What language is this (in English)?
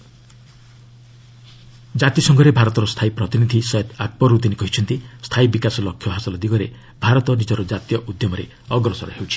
Odia